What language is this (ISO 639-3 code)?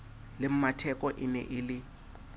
sot